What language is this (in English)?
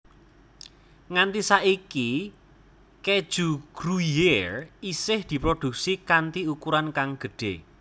Javanese